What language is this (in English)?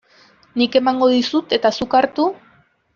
Basque